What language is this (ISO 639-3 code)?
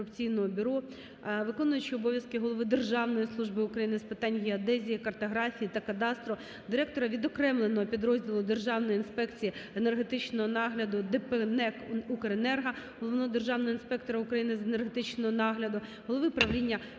ukr